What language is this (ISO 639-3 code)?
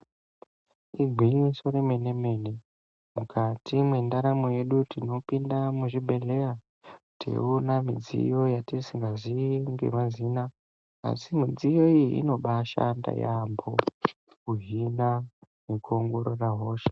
ndc